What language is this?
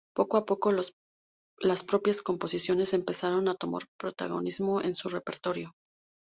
Spanish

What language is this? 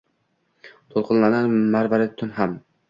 Uzbek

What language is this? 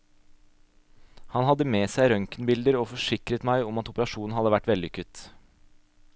Norwegian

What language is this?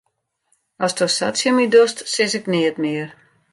Western Frisian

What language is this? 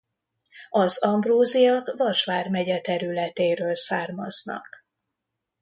Hungarian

